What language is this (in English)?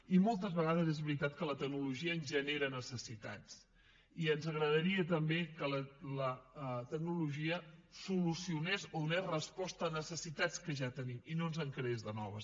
Catalan